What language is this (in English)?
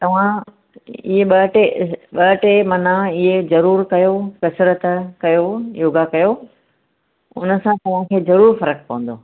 Sindhi